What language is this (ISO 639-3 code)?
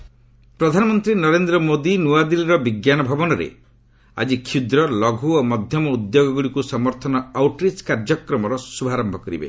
ori